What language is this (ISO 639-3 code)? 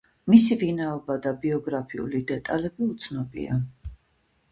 kat